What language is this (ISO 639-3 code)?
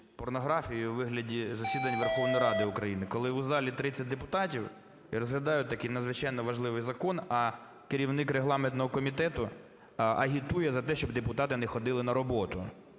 ukr